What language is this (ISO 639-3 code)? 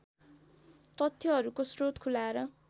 nep